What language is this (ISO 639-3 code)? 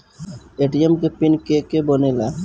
bho